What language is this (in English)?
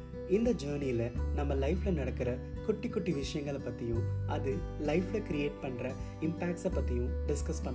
Tamil